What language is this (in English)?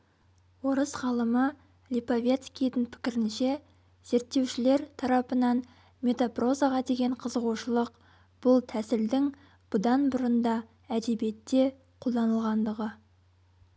Kazakh